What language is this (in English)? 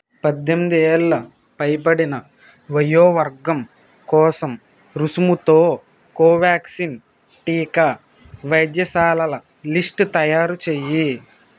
Telugu